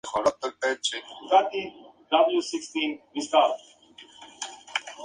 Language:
Spanish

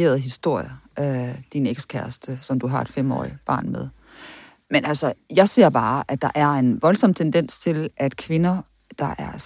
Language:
Danish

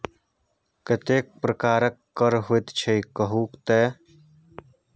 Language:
Maithili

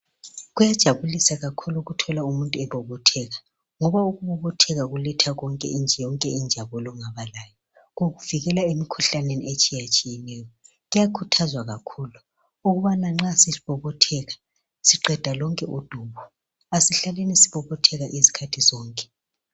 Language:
North Ndebele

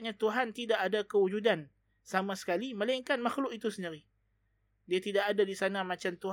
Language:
Malay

